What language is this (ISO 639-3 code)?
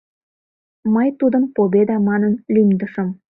chm